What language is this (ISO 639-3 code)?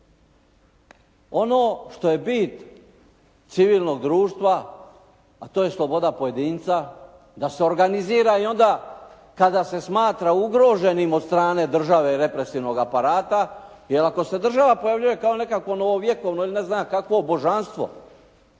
hrv